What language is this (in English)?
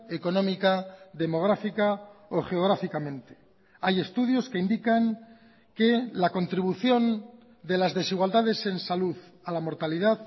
Spanish